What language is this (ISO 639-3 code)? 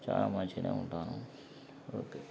tel